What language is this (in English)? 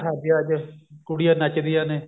Punjabi